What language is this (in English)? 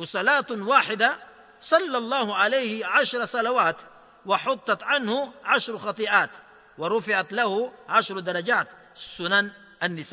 Filipino